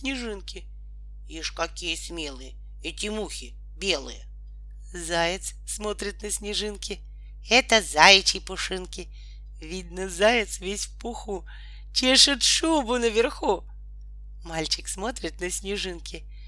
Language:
Russian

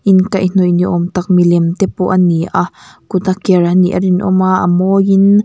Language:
Mizo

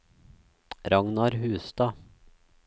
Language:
Norwegian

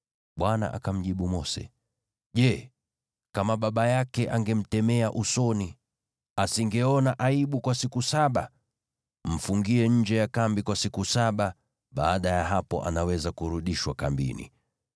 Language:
Swahili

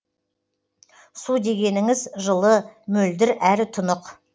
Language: Kazakh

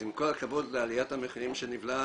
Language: Hebrew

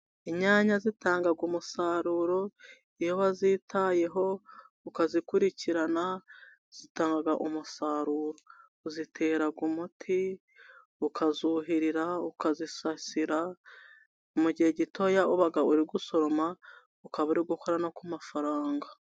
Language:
Kinyarwanda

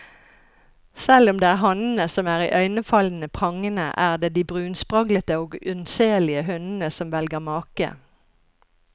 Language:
Norwegian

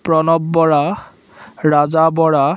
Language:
Assamese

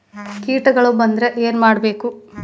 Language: Kannada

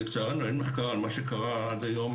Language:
Hebrew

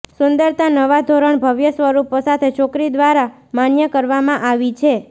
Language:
Gujarati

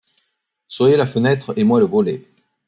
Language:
French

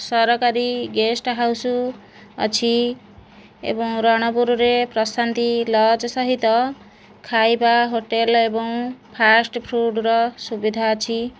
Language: Odia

